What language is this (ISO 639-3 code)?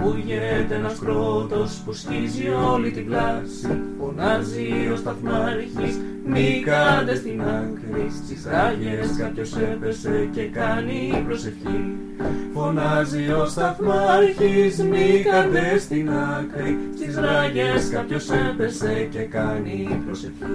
ell